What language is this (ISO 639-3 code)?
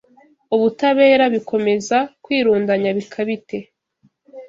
kin